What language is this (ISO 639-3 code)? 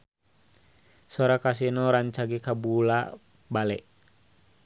sun